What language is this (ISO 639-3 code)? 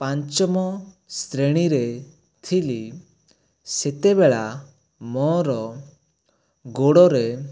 ori